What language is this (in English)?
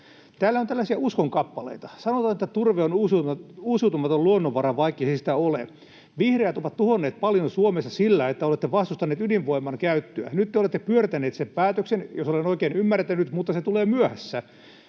Finnish